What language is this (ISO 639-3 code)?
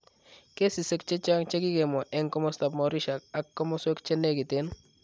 kln